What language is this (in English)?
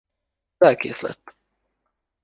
Hungarian